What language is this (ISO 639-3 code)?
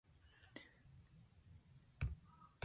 jpn